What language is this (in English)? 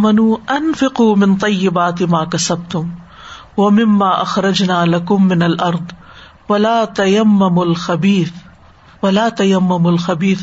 Urdu